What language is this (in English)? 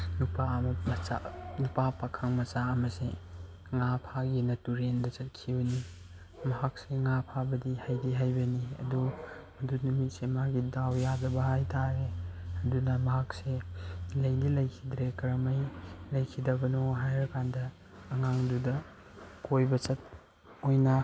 Manipuri